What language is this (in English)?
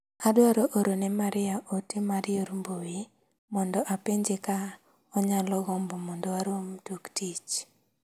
Luo (Kenya and Tanzania)